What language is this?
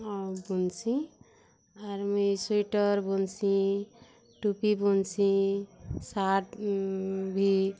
Odia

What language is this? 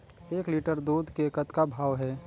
Chhattisgarhi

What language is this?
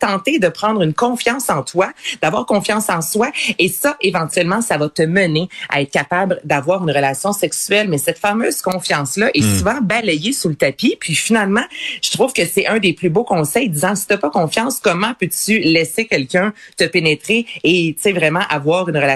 French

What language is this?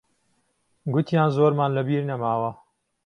Central Kurdish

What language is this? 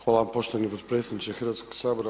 Croatian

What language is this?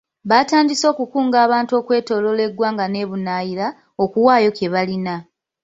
Ganda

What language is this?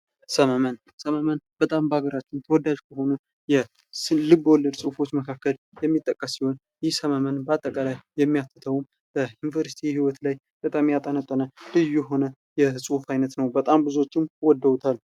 Amharic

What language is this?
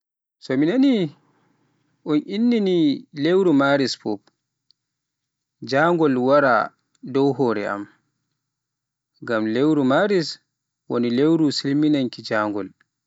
Pular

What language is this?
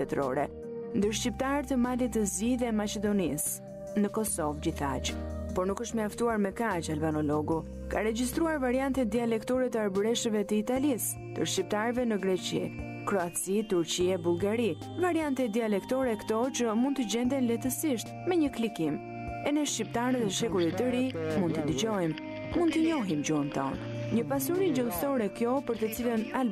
Romanian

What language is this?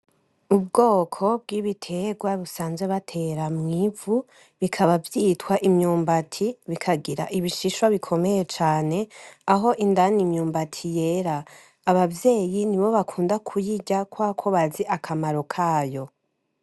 Rundi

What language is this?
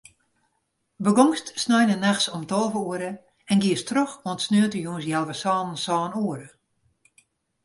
Western Frisian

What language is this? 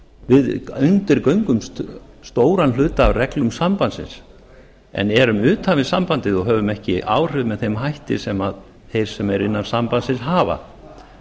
Icelandic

